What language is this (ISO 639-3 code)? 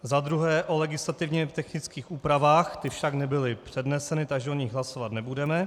ces